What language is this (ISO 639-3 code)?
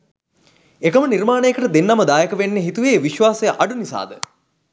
sin